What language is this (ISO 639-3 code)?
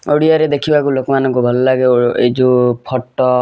ori